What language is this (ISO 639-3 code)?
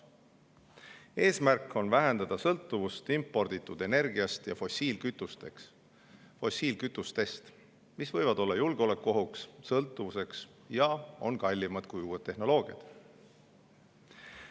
est